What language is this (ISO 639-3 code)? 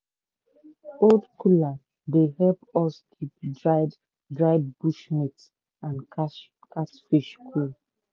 pcm